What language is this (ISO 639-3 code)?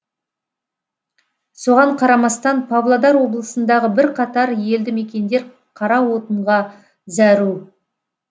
kaz